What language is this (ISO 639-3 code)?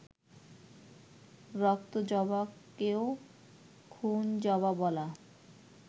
ben